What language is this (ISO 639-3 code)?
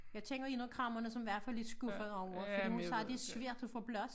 dan